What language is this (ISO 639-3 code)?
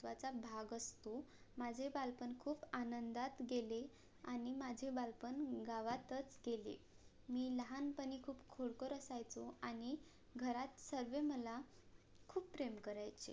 mar